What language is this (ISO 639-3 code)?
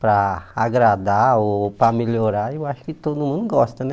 por